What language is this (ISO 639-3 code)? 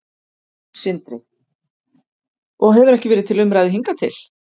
isl